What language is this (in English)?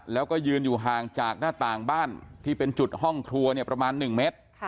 Thai